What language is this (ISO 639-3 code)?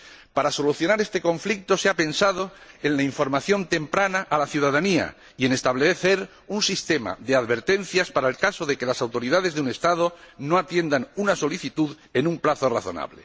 spa